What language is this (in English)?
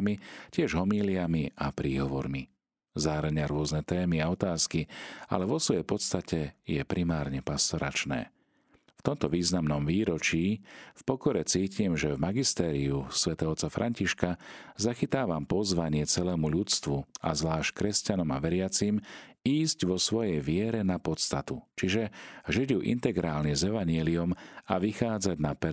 Slovak